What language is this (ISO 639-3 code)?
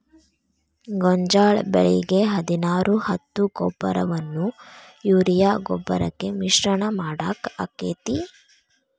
kan